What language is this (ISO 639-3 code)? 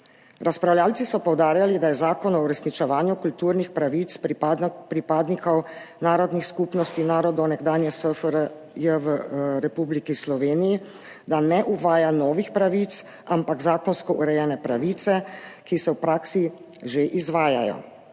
slv